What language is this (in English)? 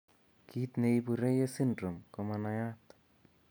Kalenjin